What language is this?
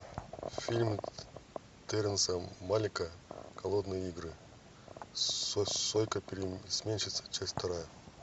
Russian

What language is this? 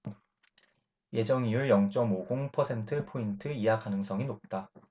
Korean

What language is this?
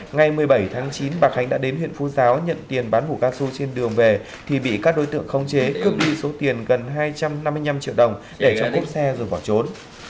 Vietnamese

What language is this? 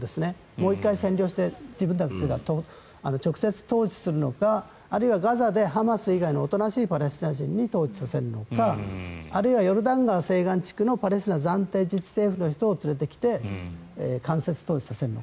Japanese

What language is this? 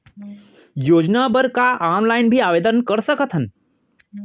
Chhattisgarhi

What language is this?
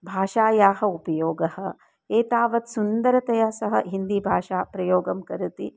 Sanskrit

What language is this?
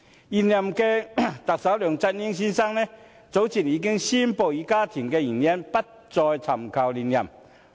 Cantonese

